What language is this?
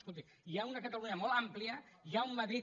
Catalan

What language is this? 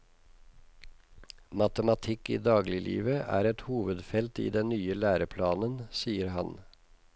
Norwegian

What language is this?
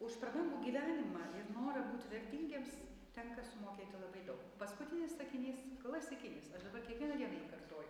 Lithuanian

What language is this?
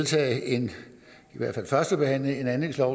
Danish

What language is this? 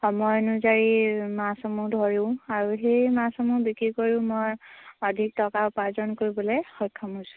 Assamese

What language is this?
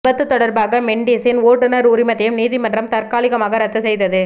Tamil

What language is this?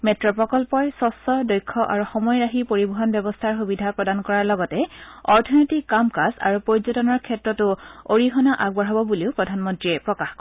Assamese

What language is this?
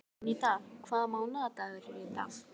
Icelandic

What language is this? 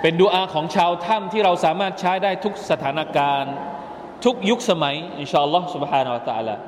Thai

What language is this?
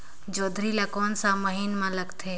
Chhattisgarhi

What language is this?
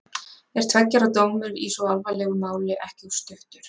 Icelandic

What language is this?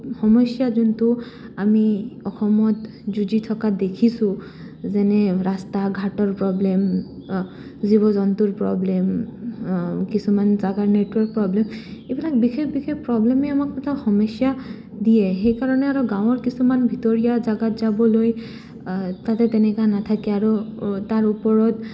Assamese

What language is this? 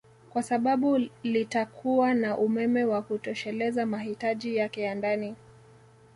Swahili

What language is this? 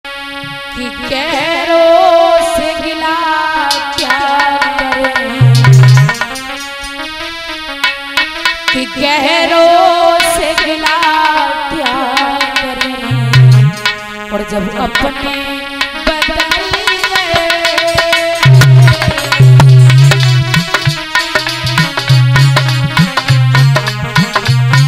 Hindi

